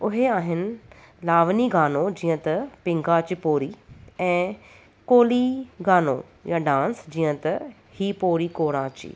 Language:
Sindhi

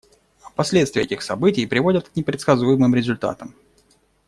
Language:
Russian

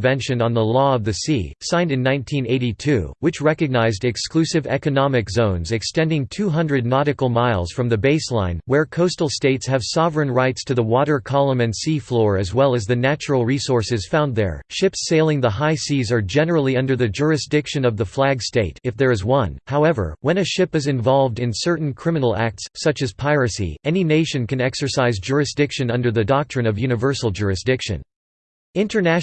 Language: English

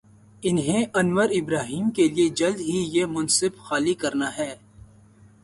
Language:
Urdu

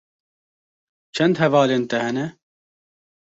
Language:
Kurdish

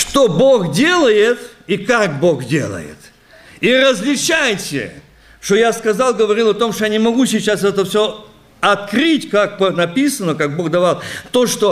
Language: Russian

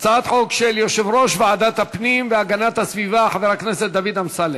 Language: Hebrew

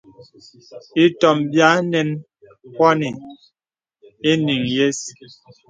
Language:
Bebele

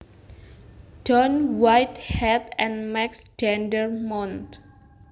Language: Javanese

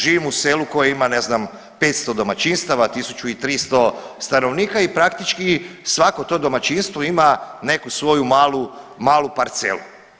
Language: Croatian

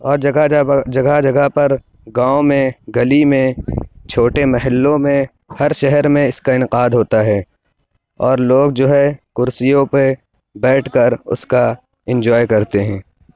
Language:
Urdu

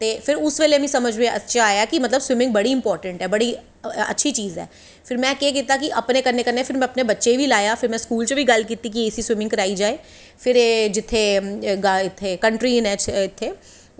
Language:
Dogri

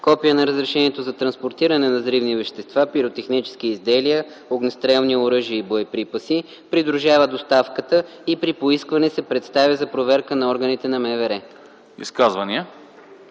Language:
Bulgarian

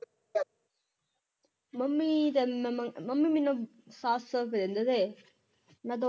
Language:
Punjabi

